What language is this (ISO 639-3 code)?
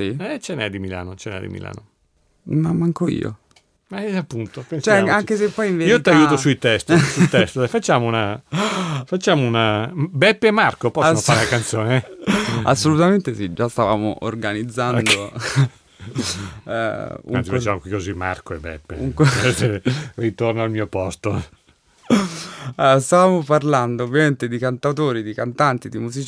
ita